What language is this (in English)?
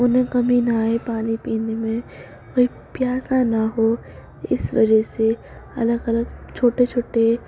Urdu